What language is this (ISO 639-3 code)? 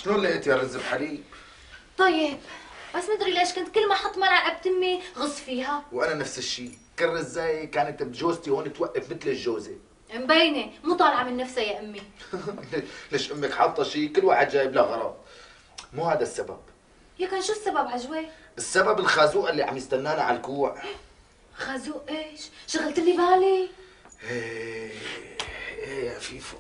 ara